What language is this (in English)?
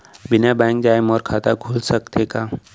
Chhattisgarhi